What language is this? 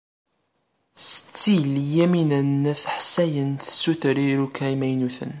Kabyle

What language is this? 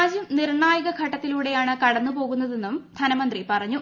Malayalam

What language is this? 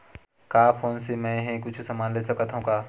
Chhattisgarhi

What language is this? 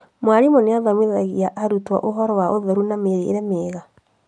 Kikuyu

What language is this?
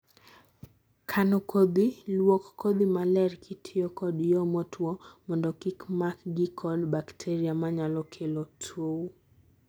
Luo (Kenya and Tanzania)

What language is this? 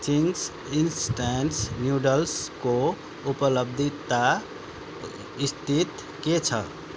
Nepali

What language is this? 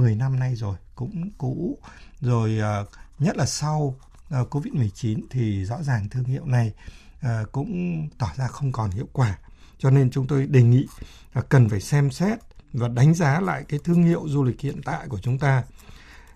Vietnamese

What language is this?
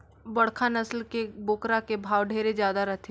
Chhattisgarhi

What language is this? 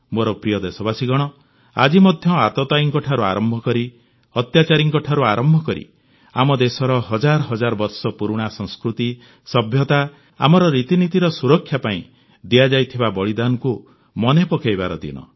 Odia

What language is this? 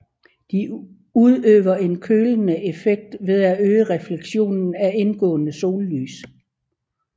Danish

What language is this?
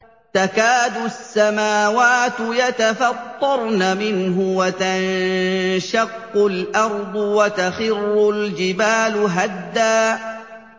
Arabic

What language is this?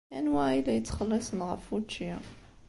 Kabyle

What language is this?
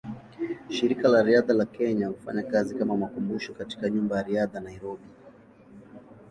Swahili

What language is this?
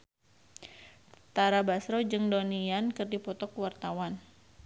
Sundanese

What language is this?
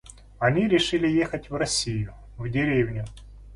Russian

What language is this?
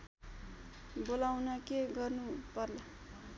Nepali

